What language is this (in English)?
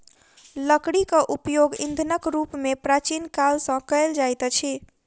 Maithili